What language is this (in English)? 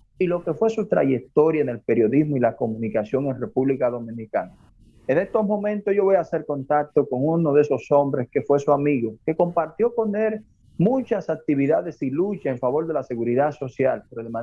Spanish